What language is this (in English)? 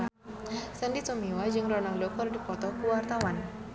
Sundanese